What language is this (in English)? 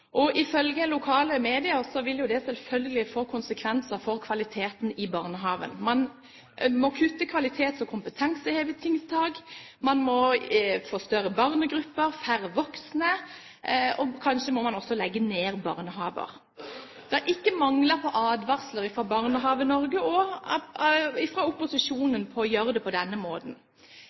Norwegian Bokmål